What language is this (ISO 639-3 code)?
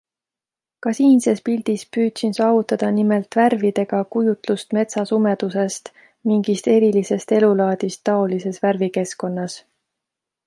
est